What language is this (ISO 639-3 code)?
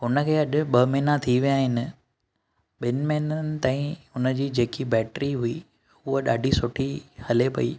snd